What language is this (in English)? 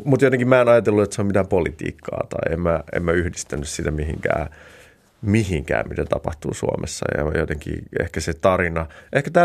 Finnish